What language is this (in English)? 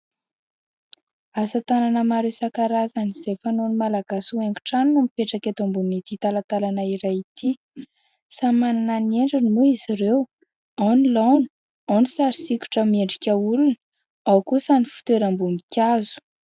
Malagasy